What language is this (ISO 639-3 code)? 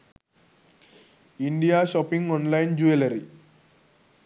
sin